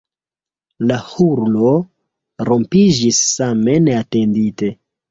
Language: Esperanto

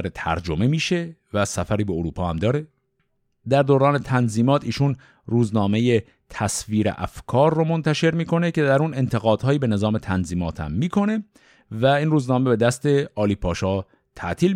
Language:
Persian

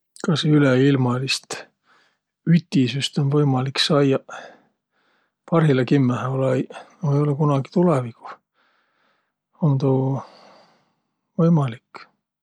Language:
Võro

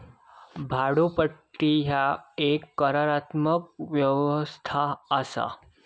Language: Marathi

